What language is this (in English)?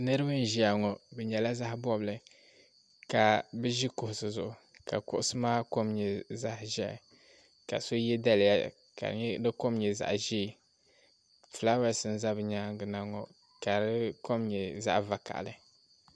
Dagbani